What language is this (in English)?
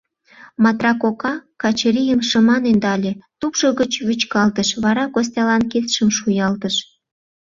Mari